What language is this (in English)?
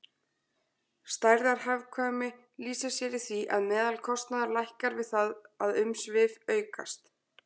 Icelandic